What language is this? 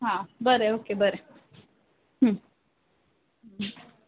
Konkani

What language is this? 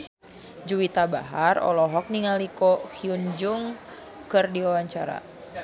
Sundanese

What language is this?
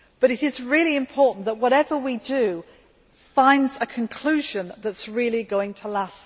English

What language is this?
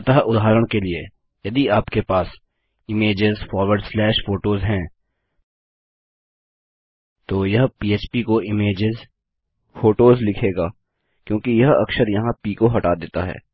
Hindi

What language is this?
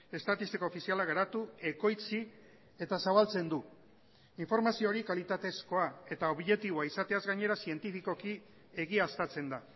Basque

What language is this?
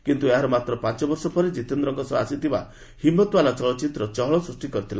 Odia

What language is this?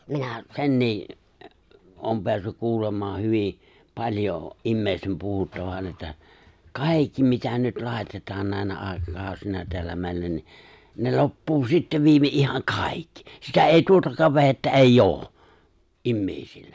Finnish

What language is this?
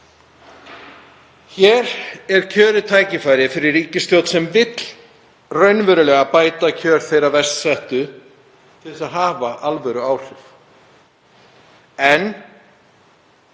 Icelandic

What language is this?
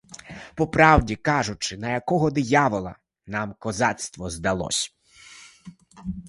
Ukrainian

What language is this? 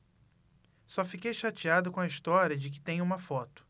Portuguese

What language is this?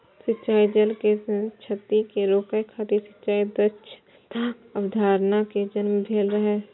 Maithili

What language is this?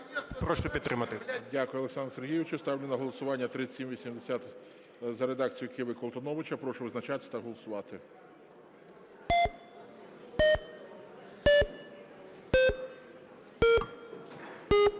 Ukrainian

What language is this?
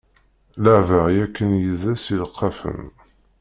Kabyle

